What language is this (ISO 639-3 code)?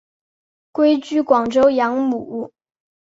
zho